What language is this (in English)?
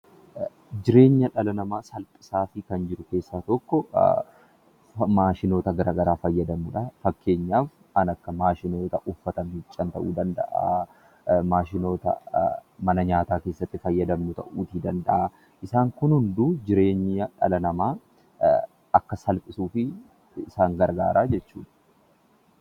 Oromo